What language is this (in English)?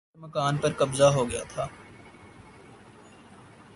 Urdu